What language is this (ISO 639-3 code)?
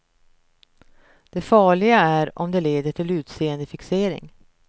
swe